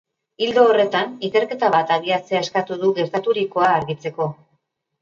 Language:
Basque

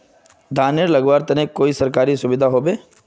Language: Magahi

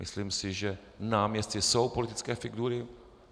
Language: Czech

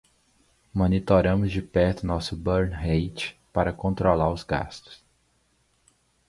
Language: Portuguese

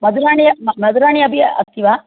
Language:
Sanskrit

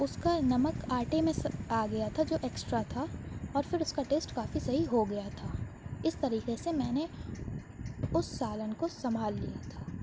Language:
Urdu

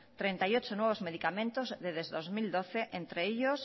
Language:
Spanish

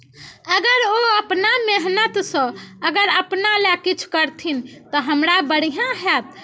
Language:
Maithili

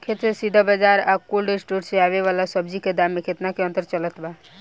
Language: Bhojpuri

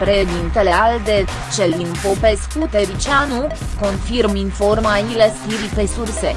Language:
Romanian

